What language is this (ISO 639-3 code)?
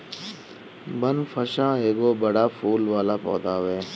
bho